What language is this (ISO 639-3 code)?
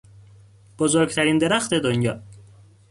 fas